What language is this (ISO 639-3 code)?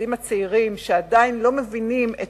heb